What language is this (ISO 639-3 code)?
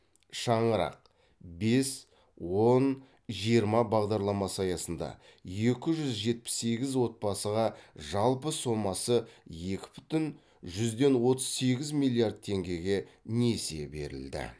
kaz